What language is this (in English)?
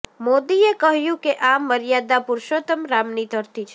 Gujarati